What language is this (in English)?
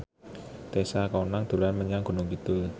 Javanese